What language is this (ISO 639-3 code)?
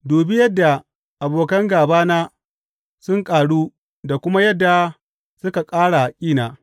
hau